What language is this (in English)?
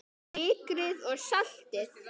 Icelandic